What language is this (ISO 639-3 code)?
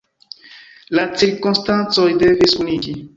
epo